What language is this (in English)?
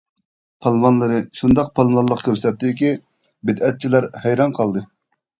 Uyghur